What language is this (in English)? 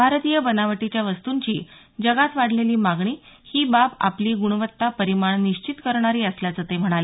Marathi